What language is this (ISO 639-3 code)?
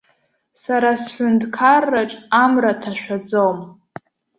abk